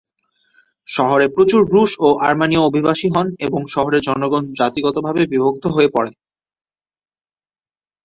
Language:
Bangla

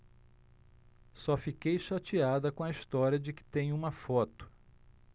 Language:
Portuguese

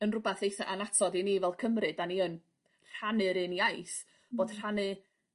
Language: Welsh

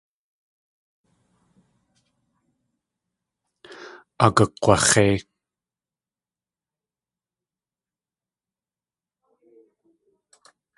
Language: Tlingit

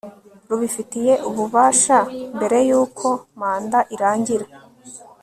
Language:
Kinyarwanda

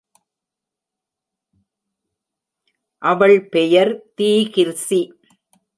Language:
Tamil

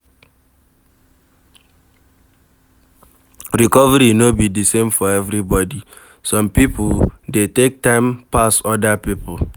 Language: Nigerian Pidgin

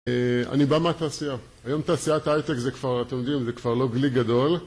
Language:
Hebrew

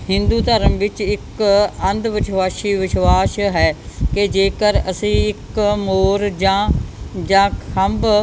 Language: Punjabi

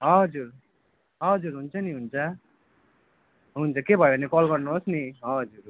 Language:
Nepali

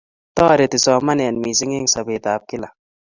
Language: Kalenjin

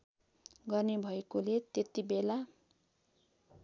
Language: Nepali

